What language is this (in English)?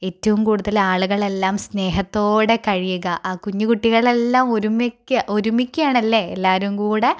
Malayalam